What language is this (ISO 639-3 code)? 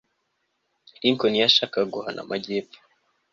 kin